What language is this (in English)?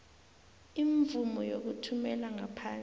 South Ndebele